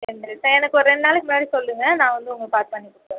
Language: Tamil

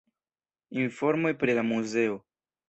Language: Esperanto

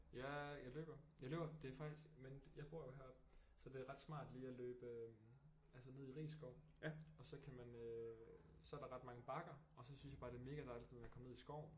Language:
Danish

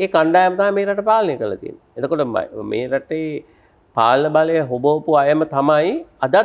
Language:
Indonesian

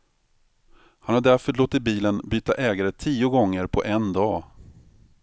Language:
Swedish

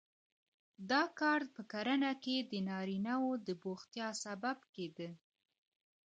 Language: Pashto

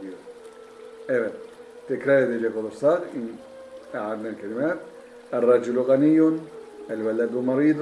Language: Turkish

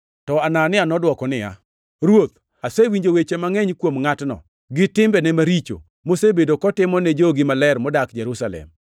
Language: Luo (Kenya and Tanzania)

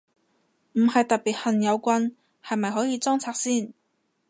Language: Cantonese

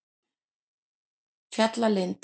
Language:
Icelandic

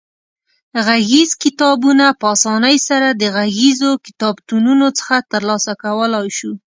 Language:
Pashto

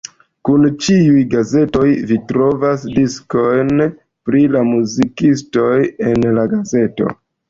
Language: Esperanto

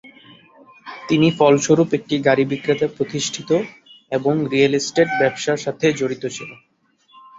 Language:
Bangla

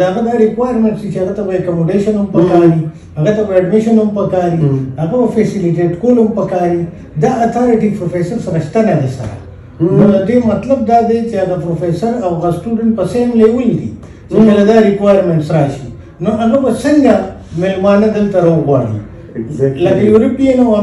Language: Arabic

